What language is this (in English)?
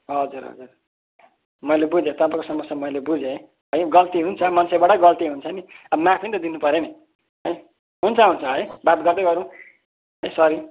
Nepali